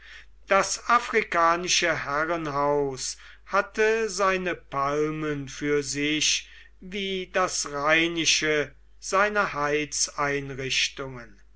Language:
German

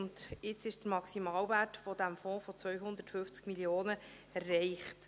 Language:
Swiss German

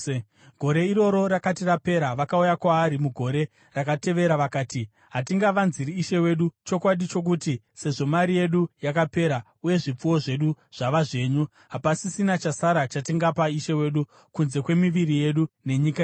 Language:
Shona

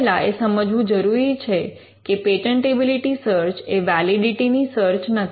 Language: Gujarati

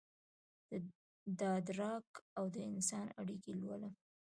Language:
Pashto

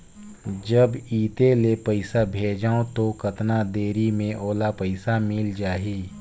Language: Chhattisgarhi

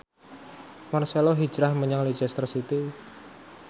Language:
Javanese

